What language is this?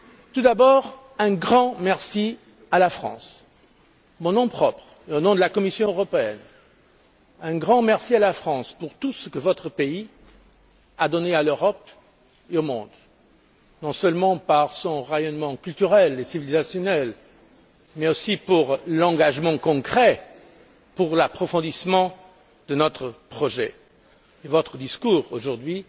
French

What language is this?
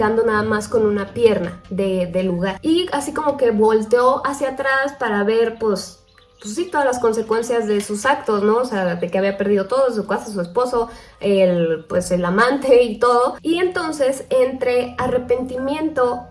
Spanish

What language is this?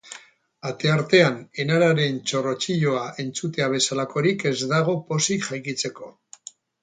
Basque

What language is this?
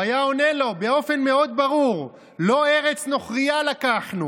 Hebrew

